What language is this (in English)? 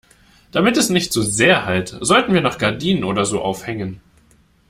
German